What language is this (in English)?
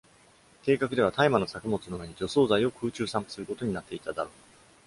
Japanese